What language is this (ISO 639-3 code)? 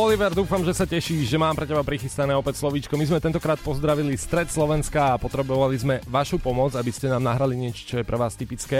slk